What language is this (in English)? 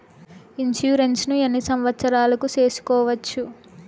Telugu